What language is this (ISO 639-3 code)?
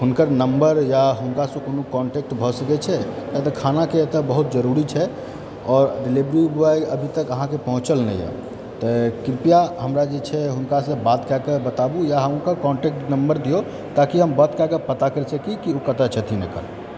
mai